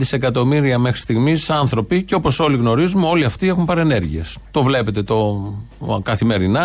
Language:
Greek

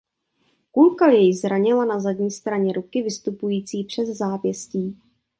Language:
Czech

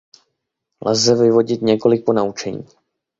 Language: Czech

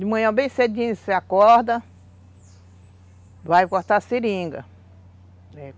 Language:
Portuguese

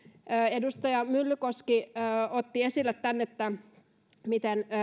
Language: Finnish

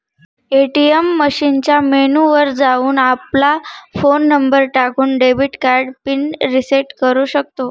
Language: Marathi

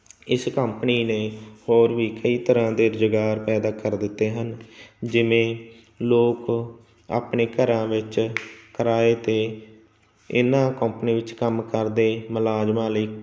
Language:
Punjabi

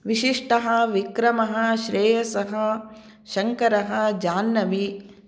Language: Sanskrit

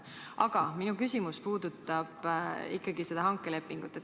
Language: Estonian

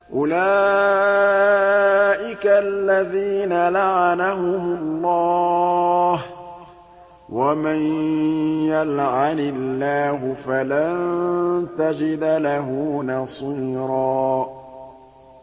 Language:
Arabic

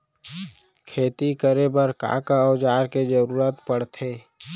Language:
Chhattisgarhi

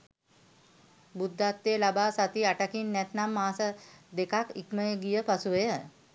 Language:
Sinhala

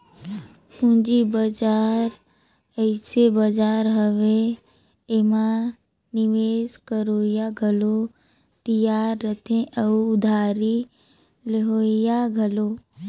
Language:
Chhattisgarhi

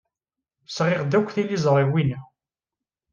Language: Kabyle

